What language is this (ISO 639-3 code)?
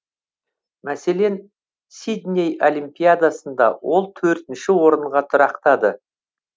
kaz